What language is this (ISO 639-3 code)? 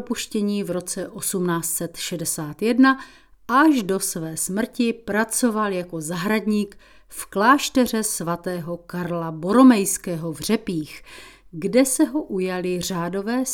ces